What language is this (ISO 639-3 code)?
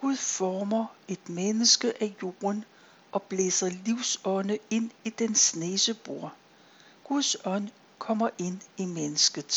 dan